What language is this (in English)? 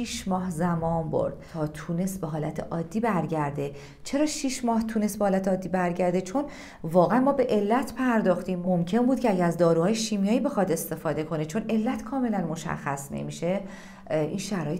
Persian